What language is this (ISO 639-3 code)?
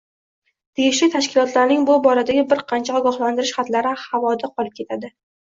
uzb